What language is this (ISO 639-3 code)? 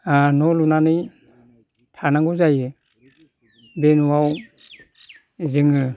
brx